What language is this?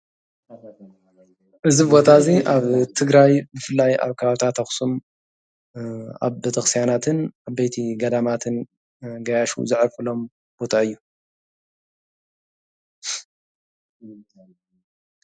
Tigrinya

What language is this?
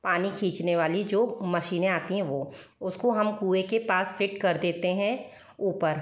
Hindi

